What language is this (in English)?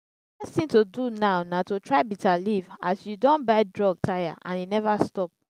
Nigerian Pidgin